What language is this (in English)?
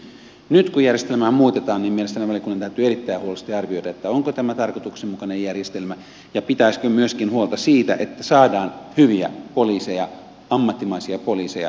Finnish